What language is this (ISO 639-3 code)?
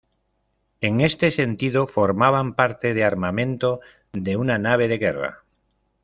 spa